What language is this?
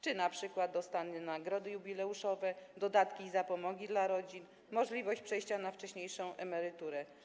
Polish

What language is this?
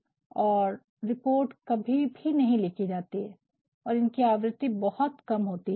Hindi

